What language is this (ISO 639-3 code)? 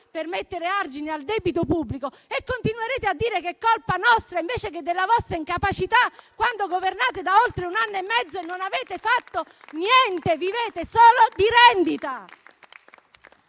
ita